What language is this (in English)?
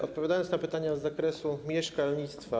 Polish